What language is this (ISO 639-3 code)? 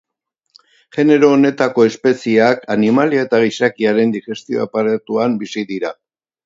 eus